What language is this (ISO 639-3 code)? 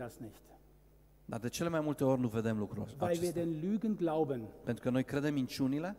ron